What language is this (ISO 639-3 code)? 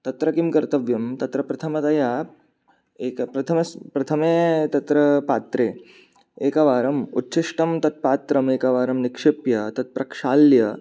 san